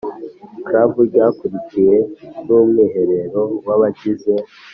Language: Kinyarwanda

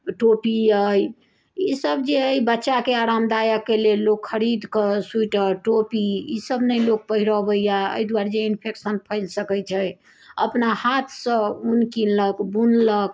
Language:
Maithili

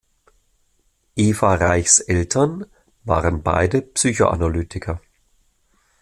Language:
German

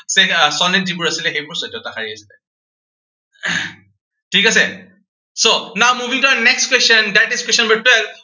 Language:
Assamese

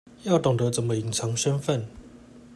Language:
Chinese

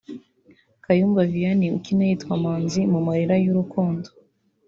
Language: Kinyarwanda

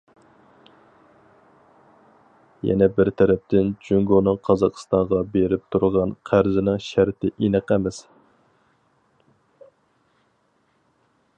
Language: Uyghur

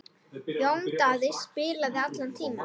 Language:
Icelandic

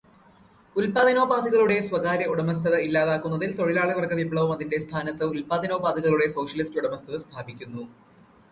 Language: Malayalam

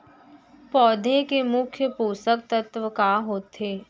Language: Chhattisgarhi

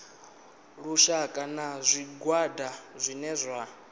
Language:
Venda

